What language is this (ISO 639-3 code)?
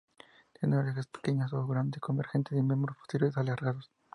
spa